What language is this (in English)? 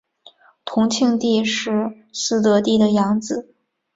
Chinese